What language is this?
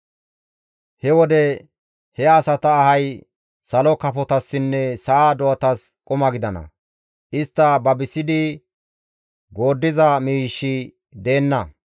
Gamo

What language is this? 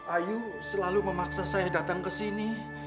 Indonesian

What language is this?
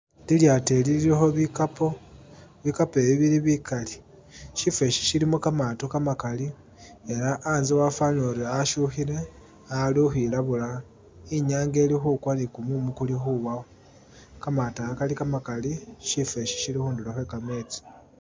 Masaaba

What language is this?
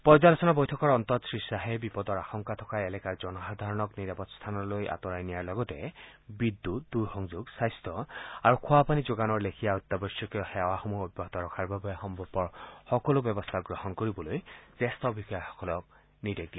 Assamese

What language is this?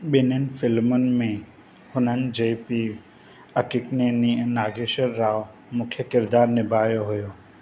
Sindhi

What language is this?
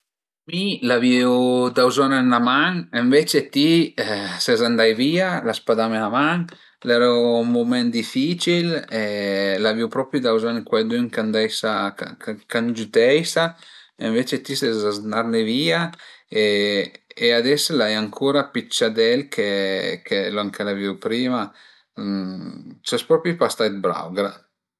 Piedmontese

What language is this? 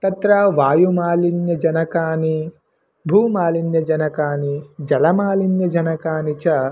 Sanskrit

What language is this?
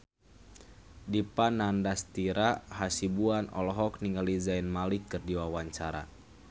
Sundanese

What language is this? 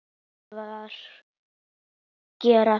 Icelandic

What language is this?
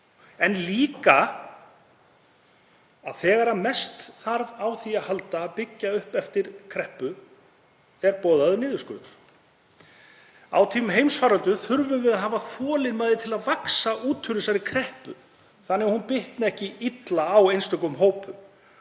Icelandic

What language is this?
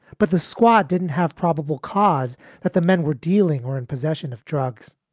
English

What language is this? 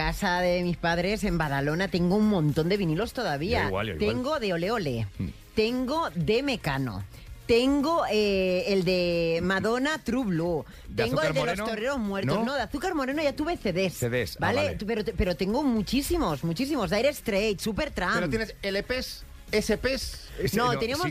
Spanish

